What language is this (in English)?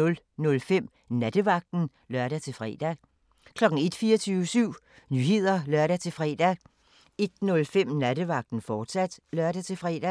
Danish